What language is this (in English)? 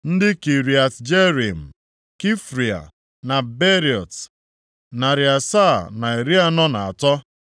Igbo